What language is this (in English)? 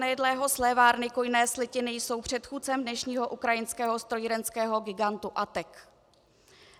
Czech